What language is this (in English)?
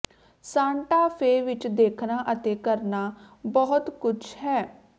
Punjabi